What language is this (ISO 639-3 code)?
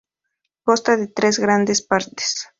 spa